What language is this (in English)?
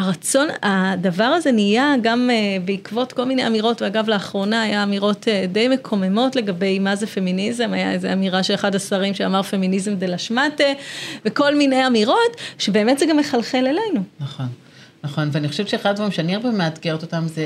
Hebrew